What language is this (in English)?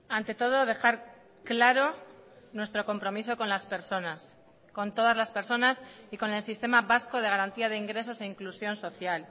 Spanish